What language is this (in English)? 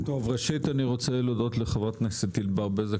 Hebrew